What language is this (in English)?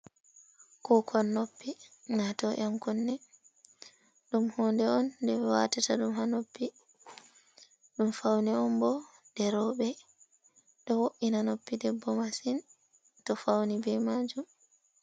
Fula